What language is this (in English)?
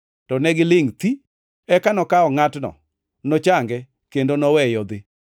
Luo (Kenya and Tanzania)